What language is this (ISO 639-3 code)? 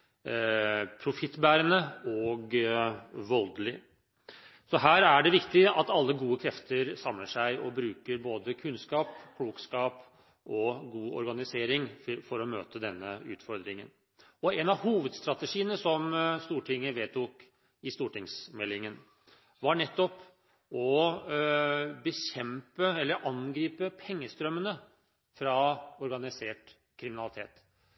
nob